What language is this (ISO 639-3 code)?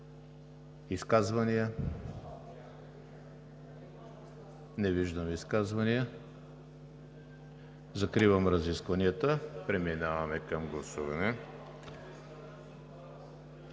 bul